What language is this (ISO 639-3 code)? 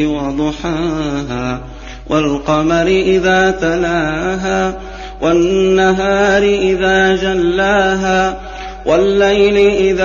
ara